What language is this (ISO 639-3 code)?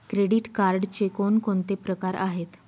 mar